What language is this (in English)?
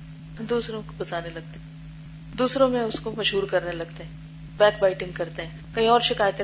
Urdu